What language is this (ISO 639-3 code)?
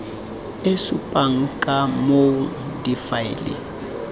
tsn